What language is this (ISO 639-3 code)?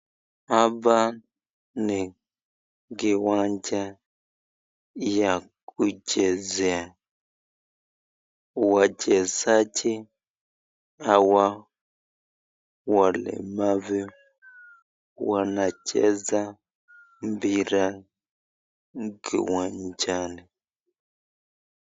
swa